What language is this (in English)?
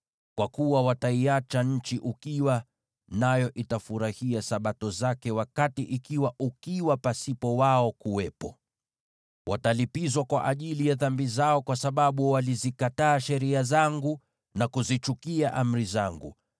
Swahili